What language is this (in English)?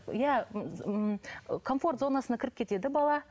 Kazakh